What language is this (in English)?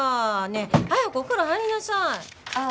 Japanese